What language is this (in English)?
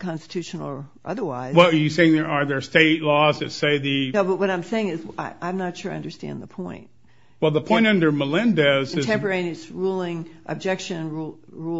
English